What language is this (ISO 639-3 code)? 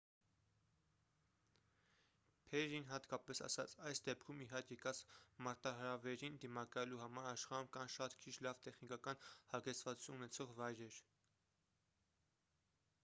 hye